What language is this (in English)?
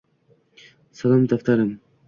Uzbek